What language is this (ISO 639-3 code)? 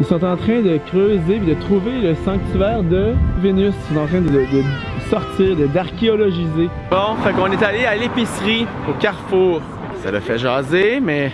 fra